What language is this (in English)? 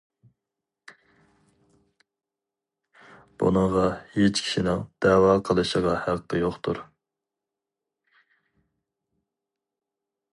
Uyghur